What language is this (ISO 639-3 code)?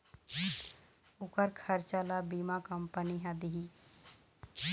hne